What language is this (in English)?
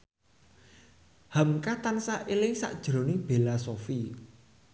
Javanese